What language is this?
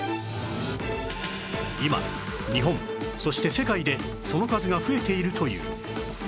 Japanese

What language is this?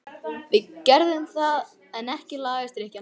Icelandic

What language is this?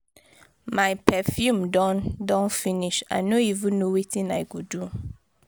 Nigerian Pidgin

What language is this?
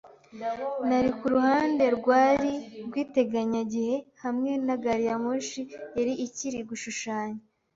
Kinyarwanda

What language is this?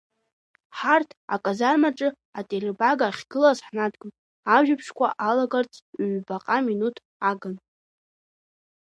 Abkhazian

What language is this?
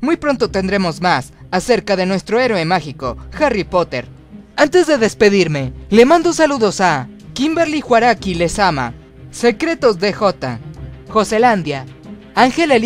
Spanish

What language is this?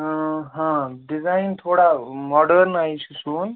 Kashmiri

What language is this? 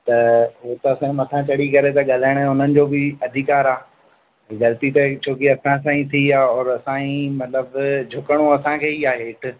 Sindhi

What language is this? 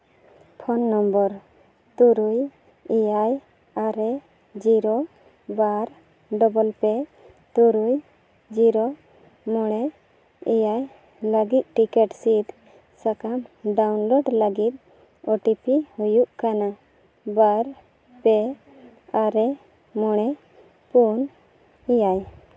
Santali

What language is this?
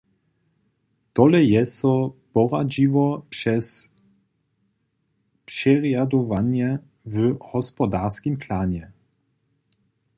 Upper Sorbian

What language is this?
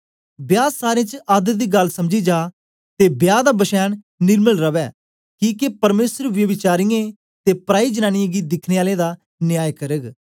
Dogri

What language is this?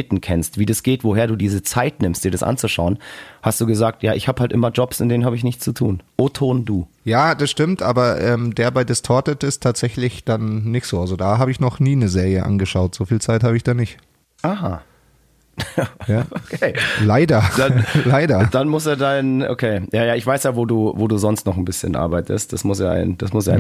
German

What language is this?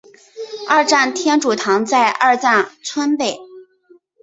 Chinese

